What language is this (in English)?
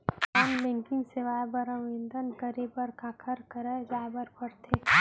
Chhattisgarhi